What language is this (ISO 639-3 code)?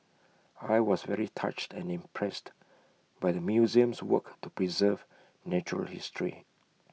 eng